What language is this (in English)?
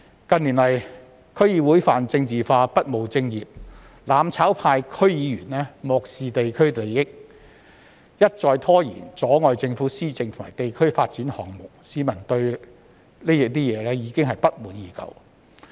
Cantonese